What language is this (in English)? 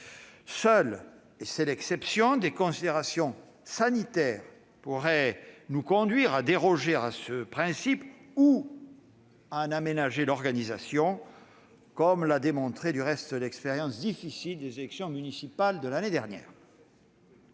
French